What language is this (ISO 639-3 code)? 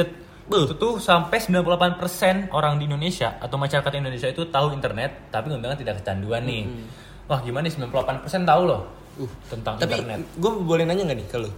ind